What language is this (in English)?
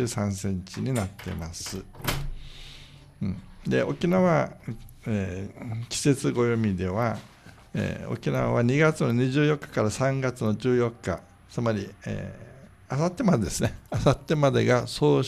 Japanese